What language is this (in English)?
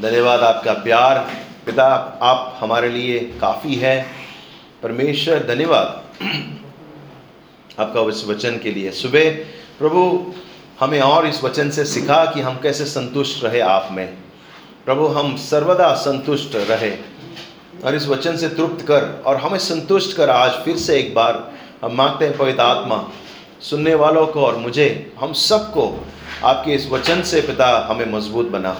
Hindi